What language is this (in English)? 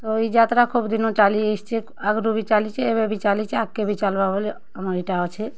Odia